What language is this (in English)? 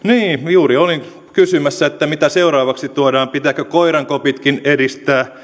Finnish